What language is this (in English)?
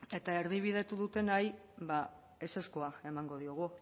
Basque